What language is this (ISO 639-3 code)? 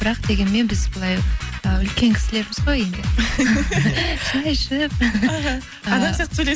kaz